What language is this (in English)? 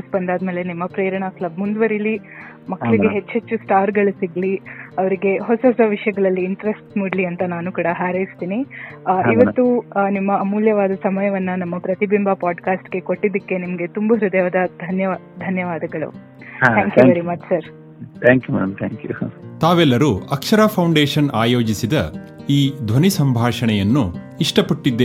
Kannada